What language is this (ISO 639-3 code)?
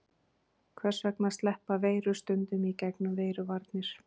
isl